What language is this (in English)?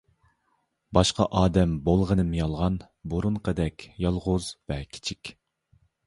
Uyghur